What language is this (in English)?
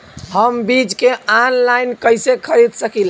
Bhojpuri